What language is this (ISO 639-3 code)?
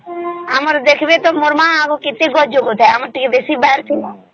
ori